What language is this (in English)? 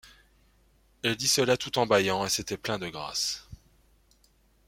French